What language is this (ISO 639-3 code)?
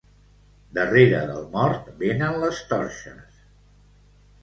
cat